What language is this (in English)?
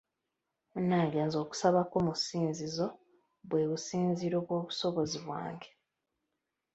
Ganda